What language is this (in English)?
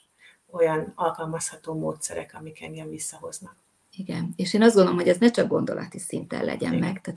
Hungarian